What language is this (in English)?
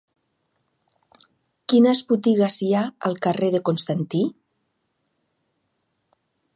Catalan